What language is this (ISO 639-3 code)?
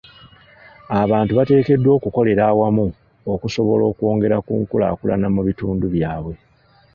lug